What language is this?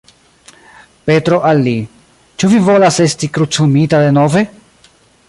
Esperanto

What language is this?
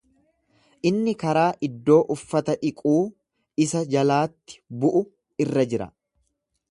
Oromo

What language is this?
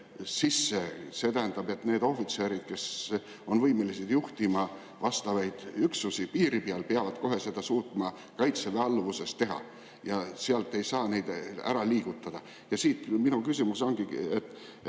Estonian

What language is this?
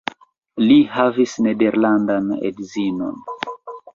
Esperanto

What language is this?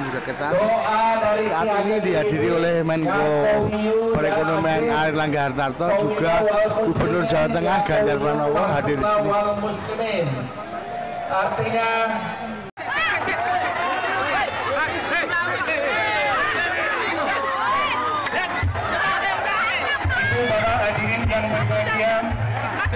Indonesian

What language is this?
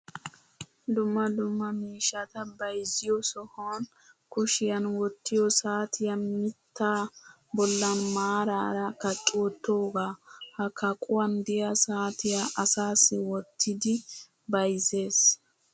Wolaytta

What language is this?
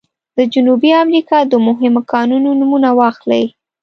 Pashto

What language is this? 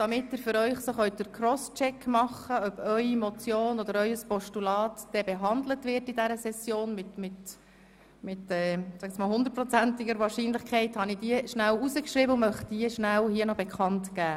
Swiss German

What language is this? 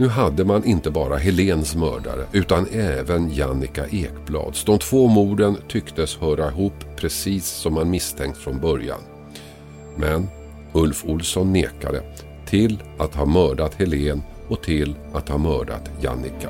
Swedish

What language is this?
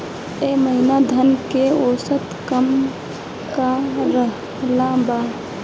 Bhojpuri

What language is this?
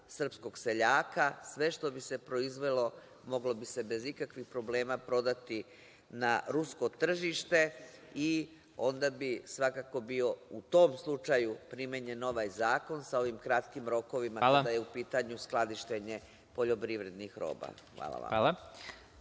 Serbian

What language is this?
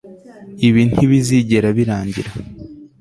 Kinyarwanda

